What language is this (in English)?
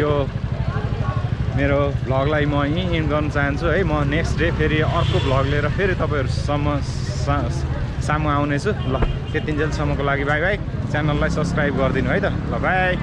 Indonesian